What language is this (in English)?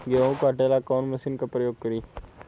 Bhojpuri